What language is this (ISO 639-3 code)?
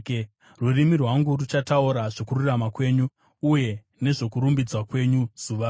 sna